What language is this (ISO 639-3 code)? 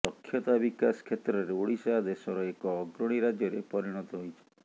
ori